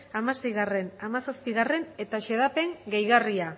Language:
Basque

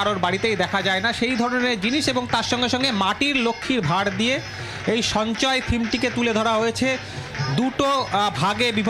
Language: Bangla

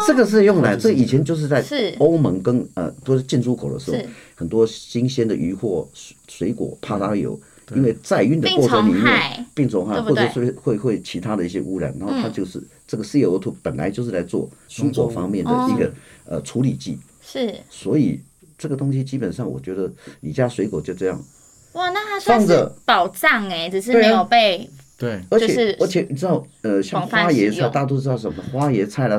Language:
Chinese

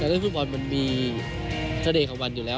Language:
Thai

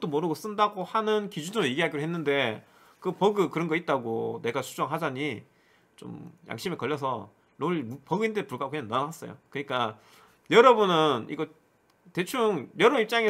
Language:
Korean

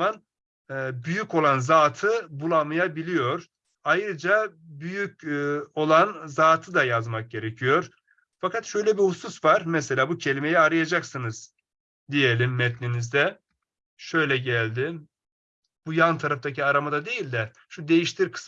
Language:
Turkish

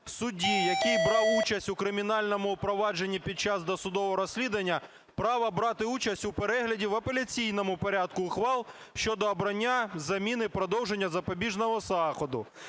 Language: Ukrainian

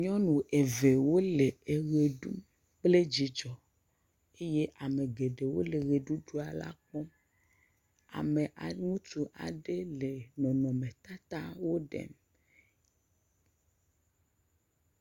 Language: Ewe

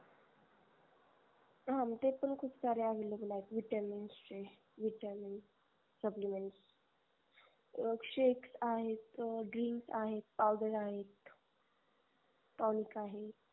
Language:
Marathi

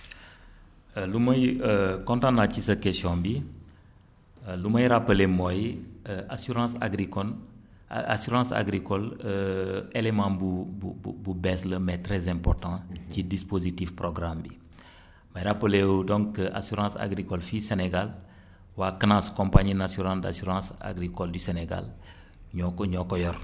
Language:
Wolof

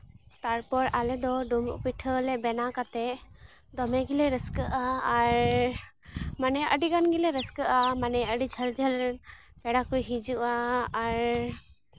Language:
Santali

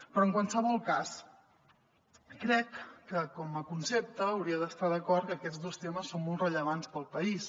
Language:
Catalan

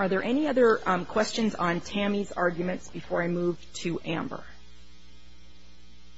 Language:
English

